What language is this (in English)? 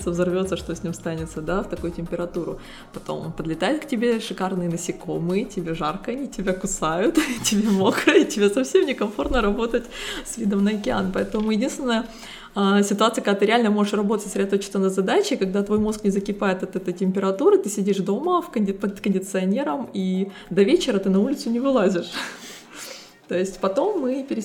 Russian